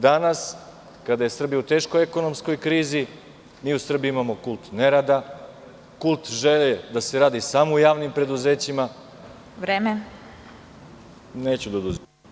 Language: Serbian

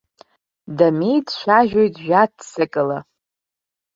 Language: Abkhazian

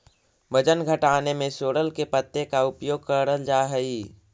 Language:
Magahi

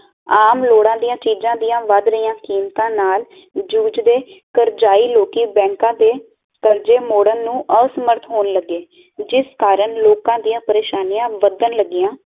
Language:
Punjabi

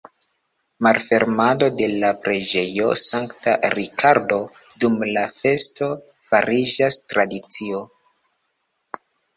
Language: Esperanto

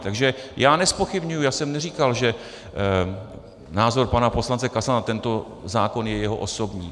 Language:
Czech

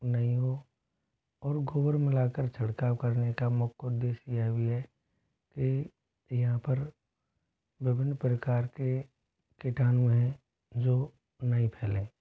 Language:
Hindi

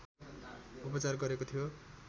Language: Nepali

